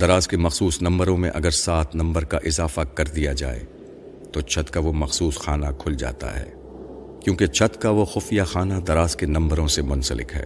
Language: Urdu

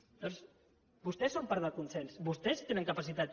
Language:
Catalan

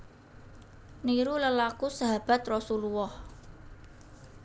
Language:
Javanese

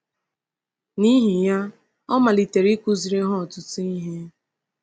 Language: Igbo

